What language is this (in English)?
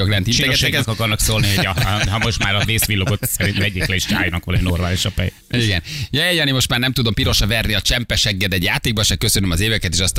Hungarian